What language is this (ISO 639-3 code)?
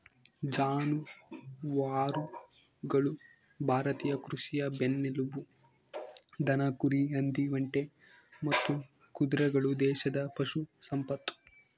kan